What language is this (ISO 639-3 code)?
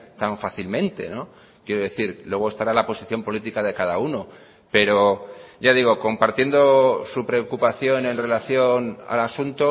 spa